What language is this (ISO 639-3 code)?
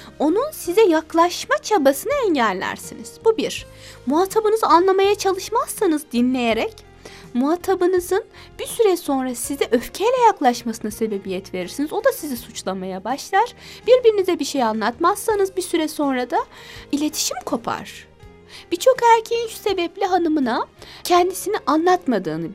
tur